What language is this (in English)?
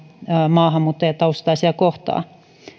Finnish